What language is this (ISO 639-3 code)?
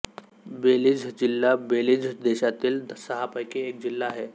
mar